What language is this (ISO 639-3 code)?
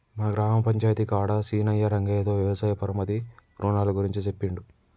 tel